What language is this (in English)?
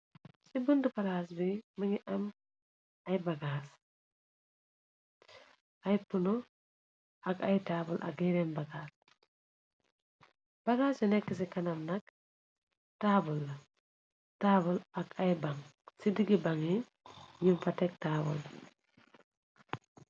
Wolof